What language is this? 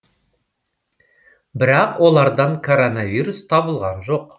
Kazakh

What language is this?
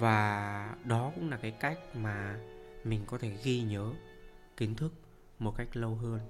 Vietnamese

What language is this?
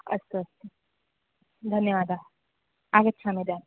Sanskrit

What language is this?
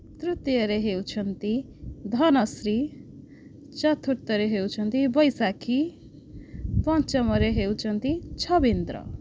Odia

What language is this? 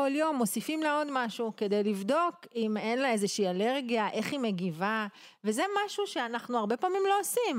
Hebrew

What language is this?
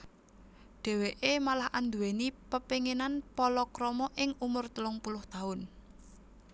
Javanese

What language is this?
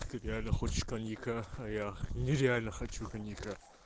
Russian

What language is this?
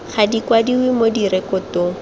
Tswana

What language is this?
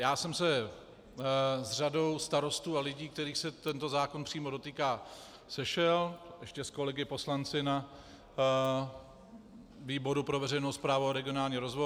Czech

